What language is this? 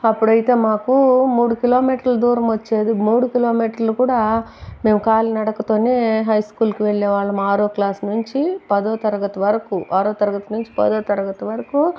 Telugu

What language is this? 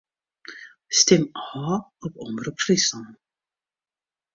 Western Frisian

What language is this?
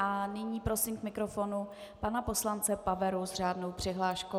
Czech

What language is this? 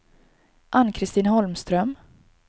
Swedish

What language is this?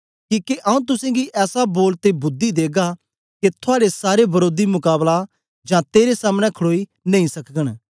Dogri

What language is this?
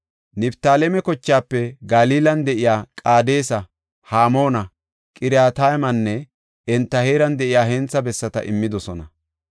Gofa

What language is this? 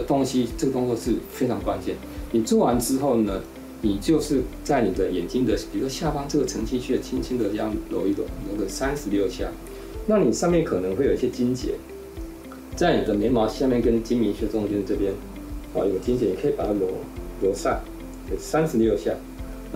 Chinese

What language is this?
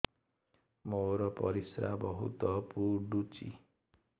Odia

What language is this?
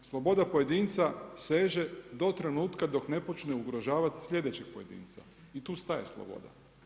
Croatian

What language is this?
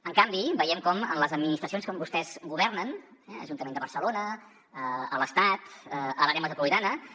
Catalan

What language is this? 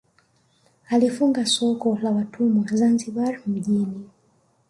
Swahili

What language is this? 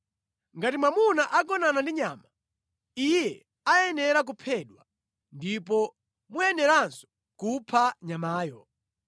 Nyanja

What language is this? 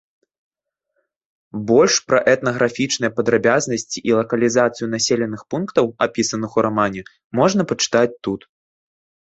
Belarusian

